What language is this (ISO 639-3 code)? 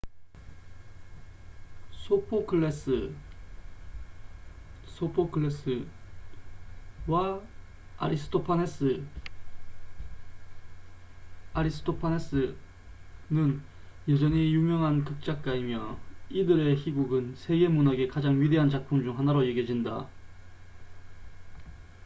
kor